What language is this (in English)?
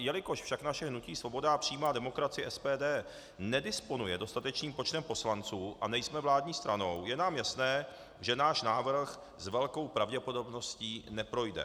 Czech